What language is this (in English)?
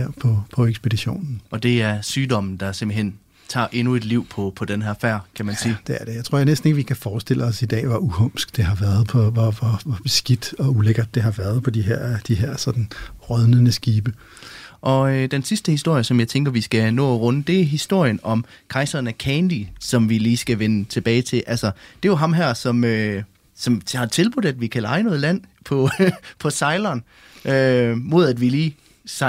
Danish